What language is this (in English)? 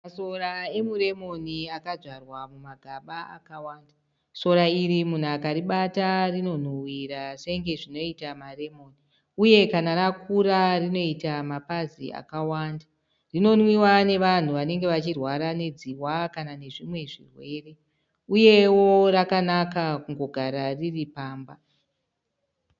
Shona